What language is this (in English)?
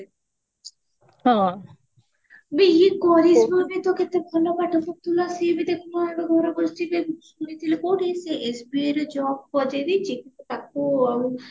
Odia